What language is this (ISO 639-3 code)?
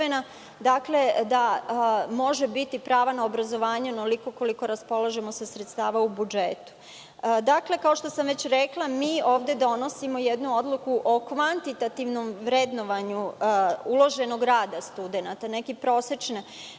srp